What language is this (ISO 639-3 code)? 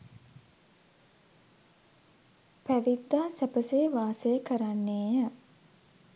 sin